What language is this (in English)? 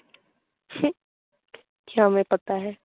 Bangla